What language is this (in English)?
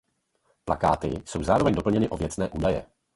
Czech